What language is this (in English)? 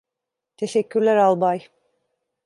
Turkish